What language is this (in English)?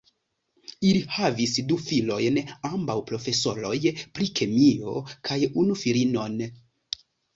Esperanto